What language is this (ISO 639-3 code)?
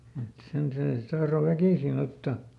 fin